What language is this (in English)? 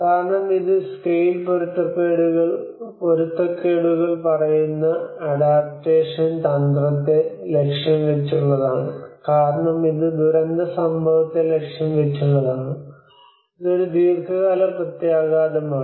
Malayalam